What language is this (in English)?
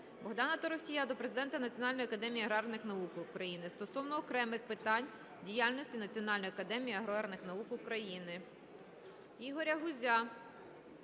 Ukrainian